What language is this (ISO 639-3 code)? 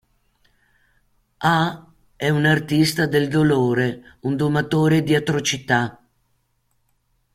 ita